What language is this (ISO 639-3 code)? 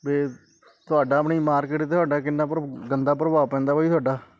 pan